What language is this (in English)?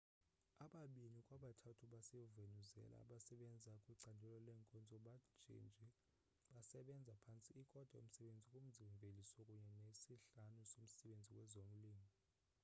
Xhosa